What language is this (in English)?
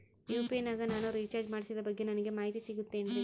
Kannada